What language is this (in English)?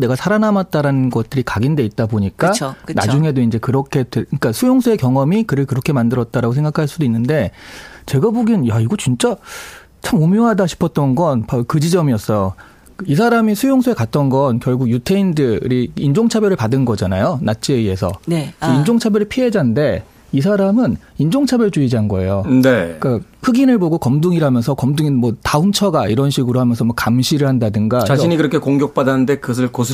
Korean